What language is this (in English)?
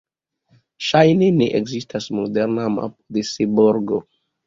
Esperanto